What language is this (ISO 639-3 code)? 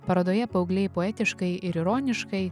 lit